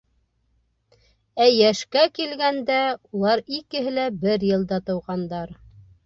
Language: Bashkir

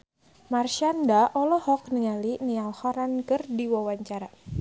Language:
Sundanese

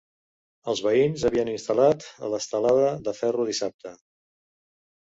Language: Catalan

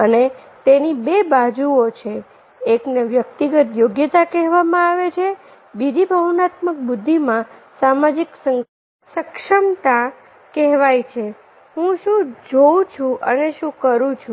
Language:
Gujarati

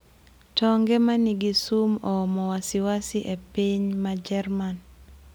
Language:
Luo (Kenya and Tanzania)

